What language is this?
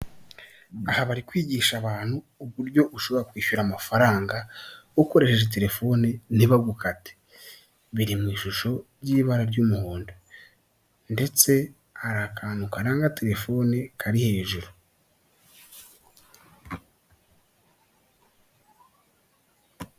Kinyarwanda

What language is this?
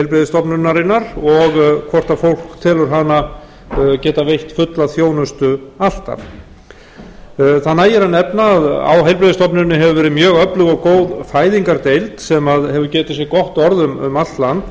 Icelandic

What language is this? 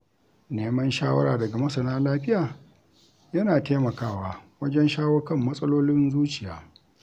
Hausa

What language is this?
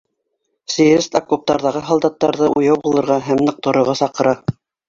Bashkir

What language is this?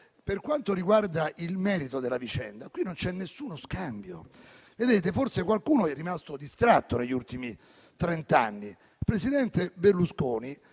Italian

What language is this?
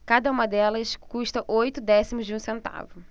Portuguese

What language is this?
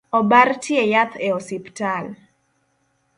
Luo (Kenya and Tanzania)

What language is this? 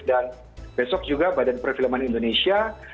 Indonesian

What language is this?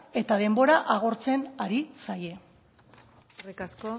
Basque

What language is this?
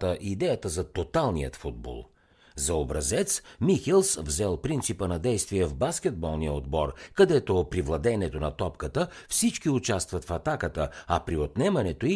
Bulgarian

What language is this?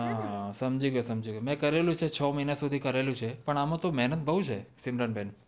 Gujarati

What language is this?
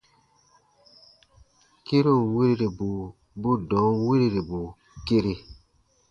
Baatonum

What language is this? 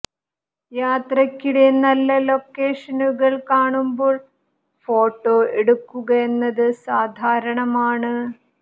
Malayalam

